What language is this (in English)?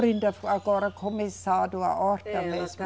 Portuguese